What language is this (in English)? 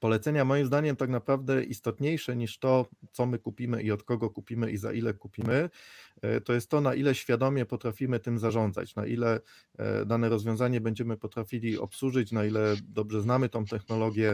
Polish